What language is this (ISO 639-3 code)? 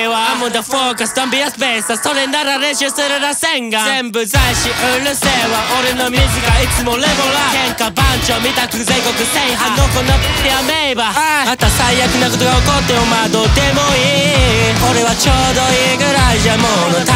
jpn